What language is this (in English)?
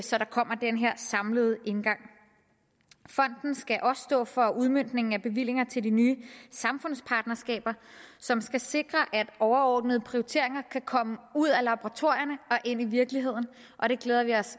Danish